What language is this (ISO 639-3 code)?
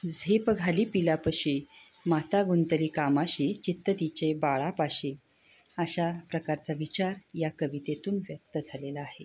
mar